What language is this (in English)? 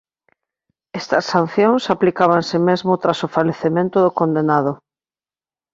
Galician